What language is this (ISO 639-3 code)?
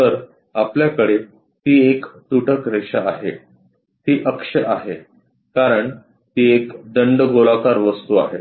mar